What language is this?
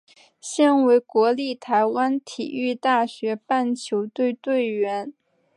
Chinese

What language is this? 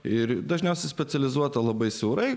Lithuanian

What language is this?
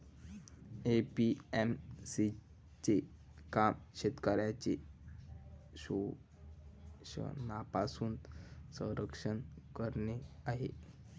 Marathi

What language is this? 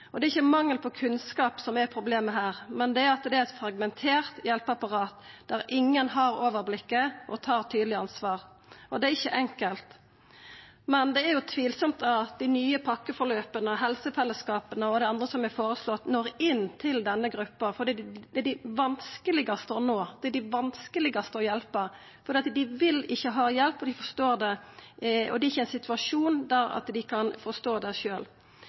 Norwegian Nynorsk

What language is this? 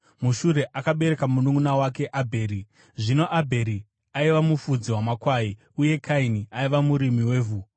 Shona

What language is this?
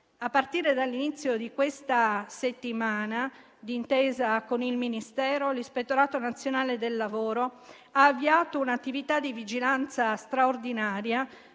Italian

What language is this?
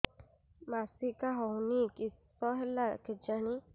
Odia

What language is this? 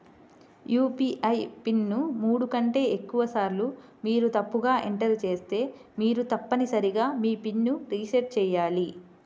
Telugu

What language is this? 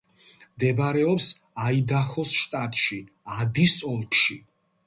Georgian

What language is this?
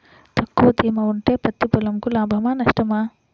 Telugu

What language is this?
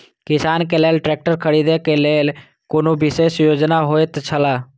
Maithili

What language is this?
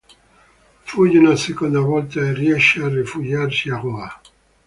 Italian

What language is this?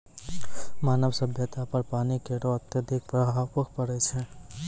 Maithili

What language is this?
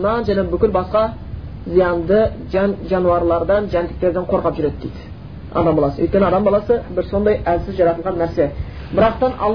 Bulgarian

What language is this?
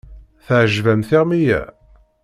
Kabyle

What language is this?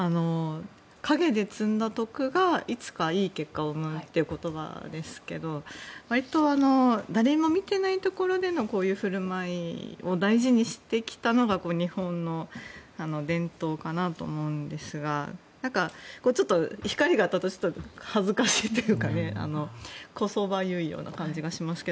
Japanese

